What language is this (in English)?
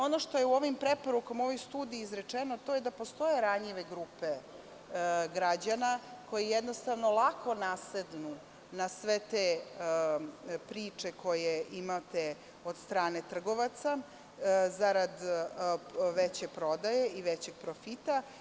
Serbian